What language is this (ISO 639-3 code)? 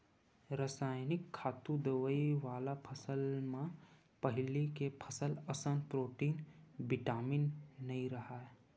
hne